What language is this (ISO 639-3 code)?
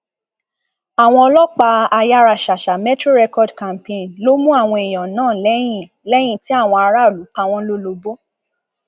yor